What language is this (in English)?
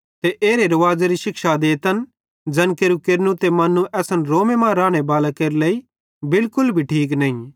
Bhadrawahi